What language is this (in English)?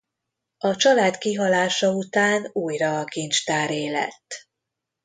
Hungarian